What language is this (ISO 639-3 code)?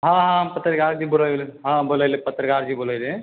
mai